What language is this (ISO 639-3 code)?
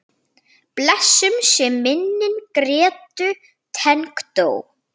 isl